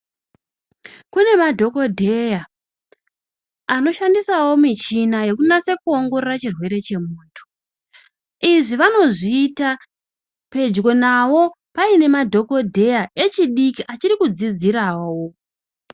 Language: Ndau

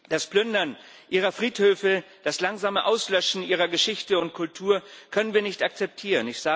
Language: German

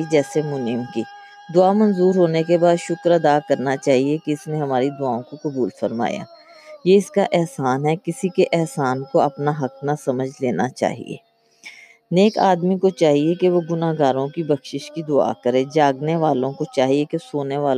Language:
Urdu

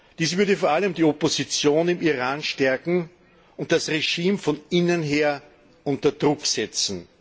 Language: German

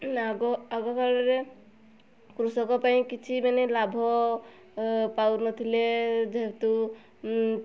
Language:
Odia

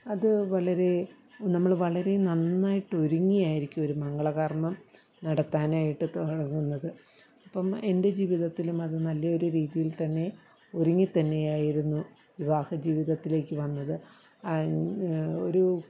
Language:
Malayalam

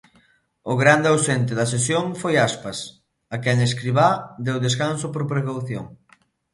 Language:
Galician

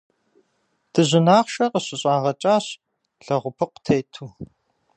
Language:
Kabardian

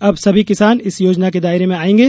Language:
Hindi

